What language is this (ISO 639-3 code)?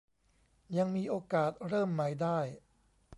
tha